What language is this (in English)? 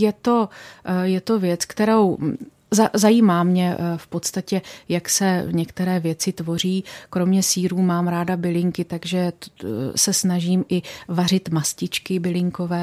Czech